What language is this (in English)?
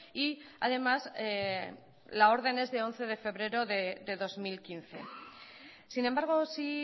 Spanish